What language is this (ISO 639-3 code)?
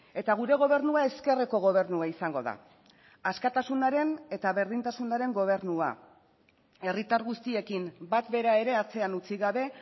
eus